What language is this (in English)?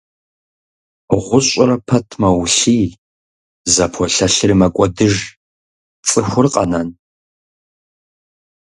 Kabardian